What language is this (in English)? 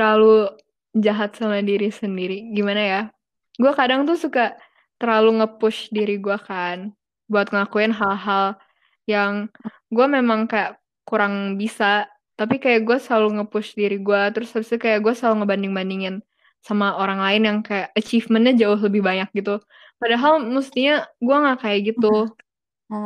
Indonesian